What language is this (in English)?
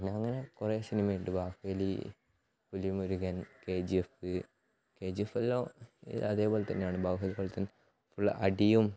Malayalam